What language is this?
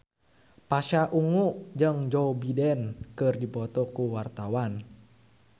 Sundanese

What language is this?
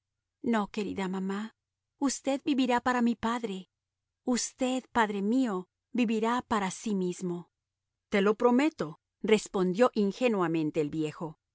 Spanish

